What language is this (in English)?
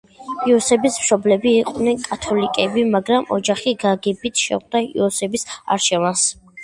Georgian